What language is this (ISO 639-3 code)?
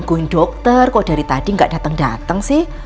ind